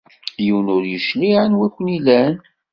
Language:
Kabyle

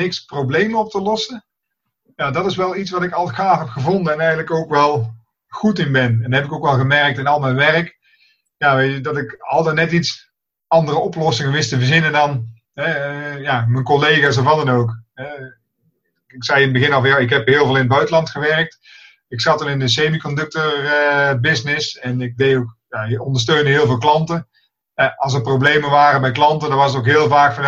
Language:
Dutch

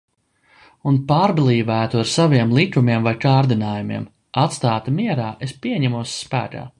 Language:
Latvian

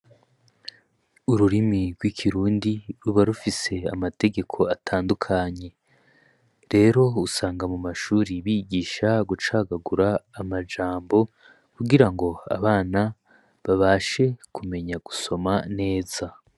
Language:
Rundi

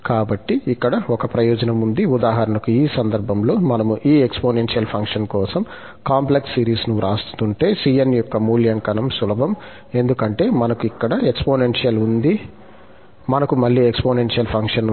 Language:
Telugu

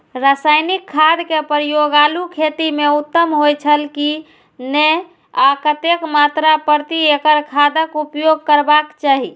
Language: Maithili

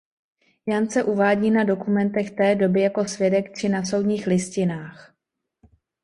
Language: Czech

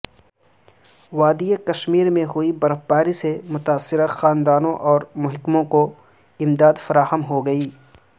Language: Urdu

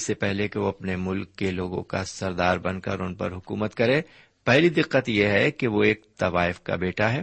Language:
Urdu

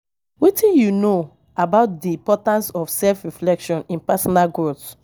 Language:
Nigerian Pidgin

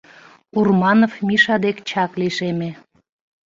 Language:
Mari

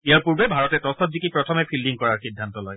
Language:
Assamese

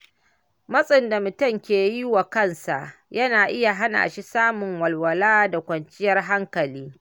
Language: Hausa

